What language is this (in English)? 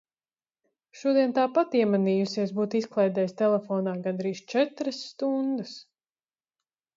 Latvian